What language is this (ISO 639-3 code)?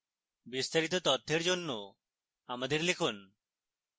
ben